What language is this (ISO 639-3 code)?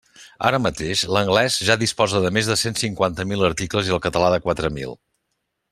cat